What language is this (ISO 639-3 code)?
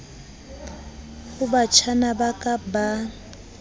sot